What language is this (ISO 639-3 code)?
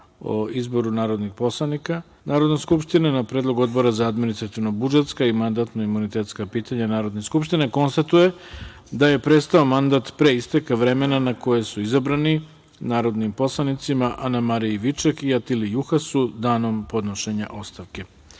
srp